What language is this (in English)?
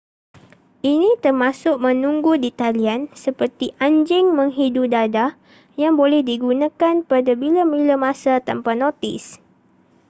Malay